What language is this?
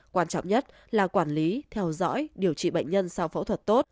Vietnamese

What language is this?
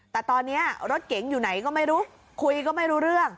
Thai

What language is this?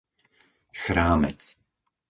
Slovak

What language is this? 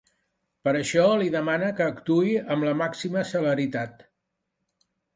Catalan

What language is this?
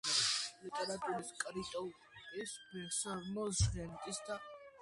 Georgian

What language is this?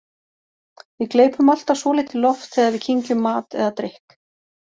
Icelandic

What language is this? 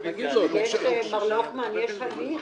Hebrew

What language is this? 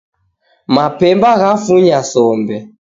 Taita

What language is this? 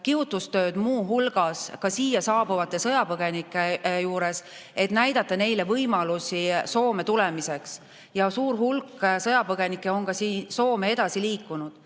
Estonian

